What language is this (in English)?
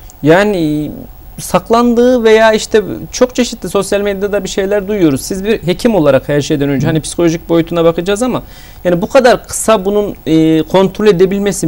Turkish